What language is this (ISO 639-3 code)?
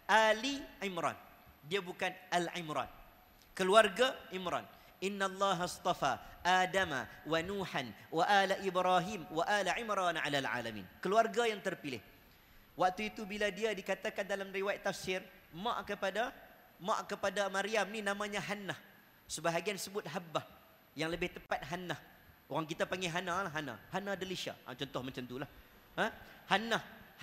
msa